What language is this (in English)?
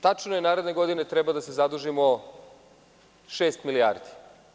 Serbian